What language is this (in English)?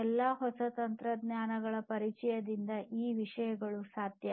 Kannada